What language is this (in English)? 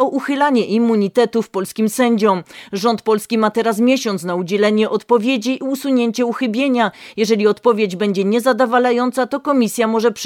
Polish